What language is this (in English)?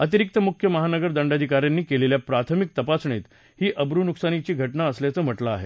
Marathi